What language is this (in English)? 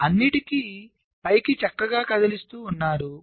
Telugu